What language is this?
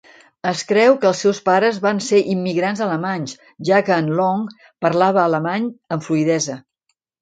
Catalan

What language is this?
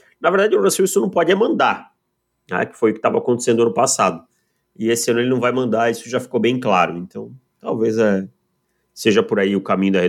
Portuguese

